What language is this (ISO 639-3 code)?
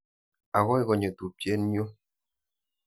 kln